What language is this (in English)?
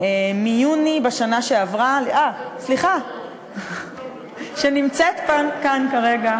Hebrew